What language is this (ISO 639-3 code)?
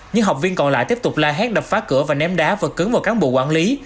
vie